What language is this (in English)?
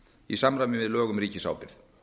Icelandic